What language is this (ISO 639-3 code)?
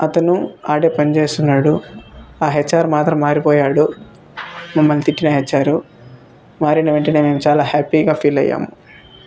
tel